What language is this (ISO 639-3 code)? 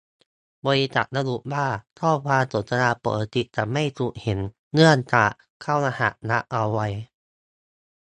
tha